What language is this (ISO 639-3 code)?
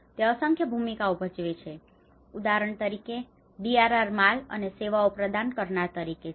guj